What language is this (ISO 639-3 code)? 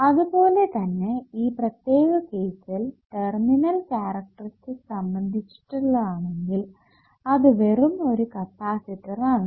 mal